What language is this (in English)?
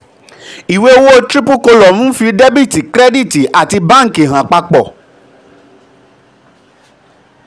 Yoruba